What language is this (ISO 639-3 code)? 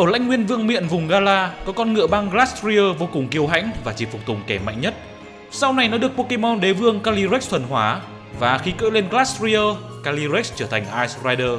vie